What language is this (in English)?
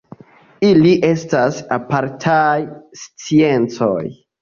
Esperanto